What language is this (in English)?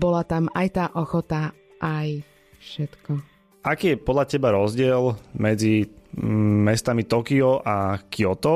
Slovak